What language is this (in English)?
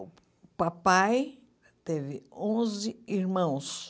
Portuguese